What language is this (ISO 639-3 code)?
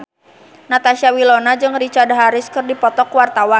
sun